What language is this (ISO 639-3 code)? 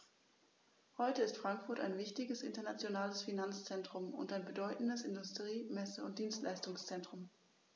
deu